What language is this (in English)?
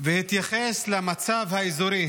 Hebrew